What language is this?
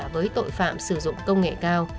Vietnamese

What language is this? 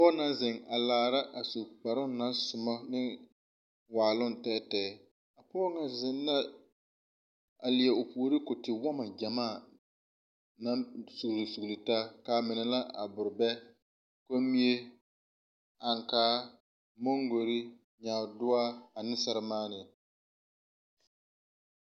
Southern Dagaare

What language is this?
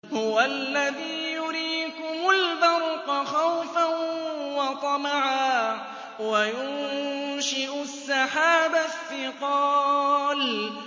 Arabic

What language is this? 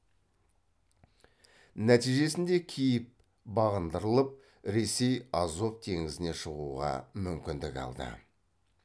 Kazakh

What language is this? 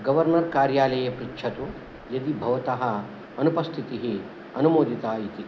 Sanskrit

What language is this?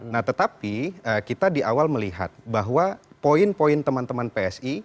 Indonesian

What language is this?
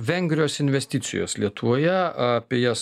Lithuanian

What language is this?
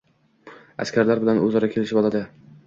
Uzbek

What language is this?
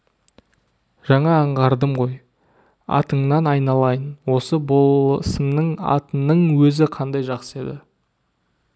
Kazakh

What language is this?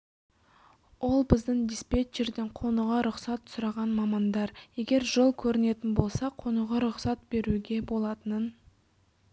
Kazakh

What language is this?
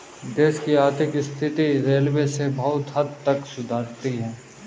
Hindi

